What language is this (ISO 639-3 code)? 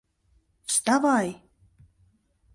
chm